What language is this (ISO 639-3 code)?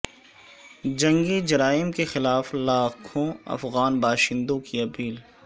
urd